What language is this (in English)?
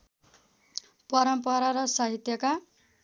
Nepali